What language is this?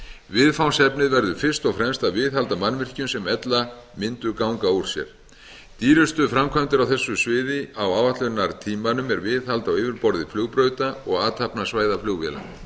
Icelandic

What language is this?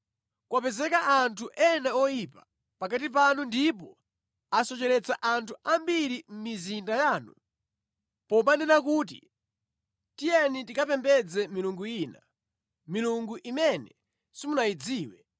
Nyanja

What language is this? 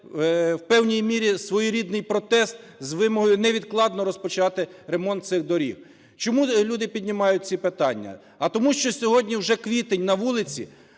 Ukrainian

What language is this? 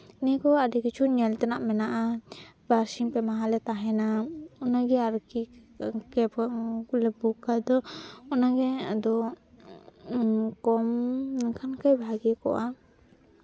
Santali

